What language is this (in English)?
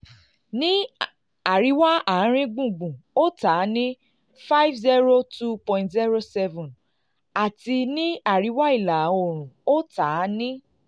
Yoruba